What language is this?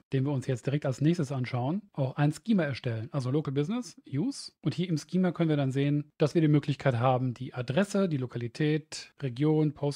German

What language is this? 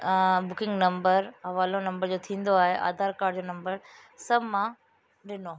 Sindhi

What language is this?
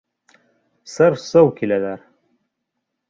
Bashkir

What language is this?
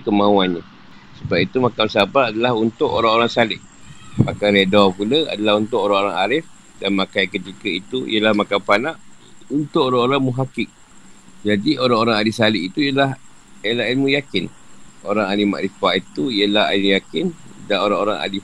Malay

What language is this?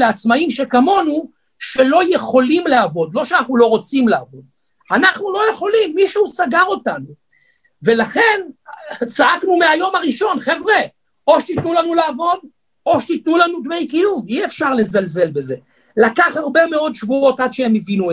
Hebrew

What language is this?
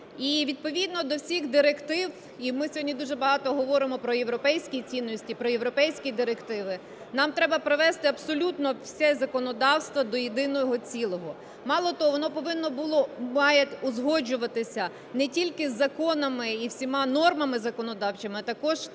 Ukrainian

